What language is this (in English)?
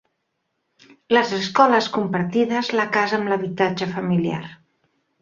Catalan